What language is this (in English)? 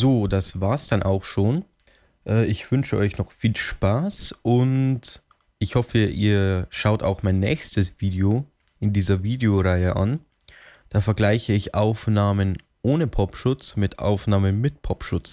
German